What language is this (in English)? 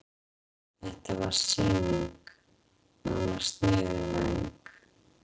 Icelandic